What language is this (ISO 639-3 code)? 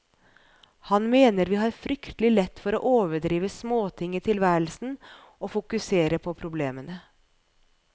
nor